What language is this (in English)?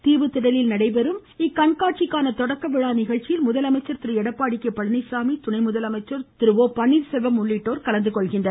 Tamil